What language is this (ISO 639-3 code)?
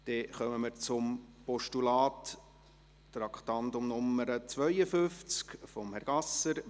gsw